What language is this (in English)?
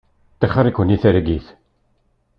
Kabyle